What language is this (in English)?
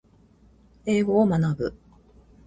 Japanese